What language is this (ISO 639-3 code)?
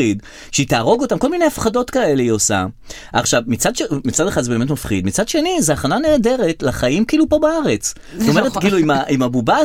heb